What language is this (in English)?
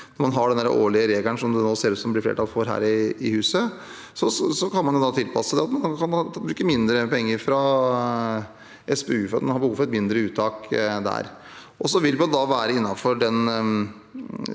Norwegian